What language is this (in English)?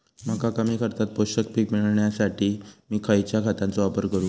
Marathi